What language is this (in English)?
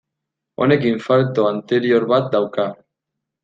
Basque